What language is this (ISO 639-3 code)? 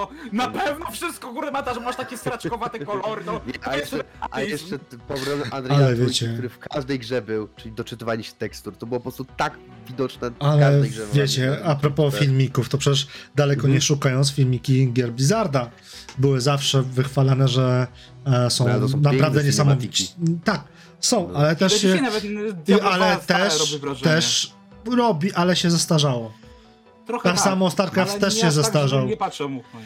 pol